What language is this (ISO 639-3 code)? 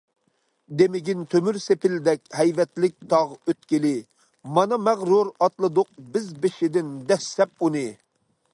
uig